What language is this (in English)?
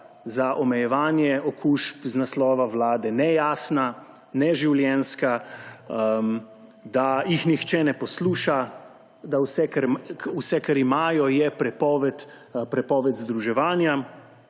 Slovenian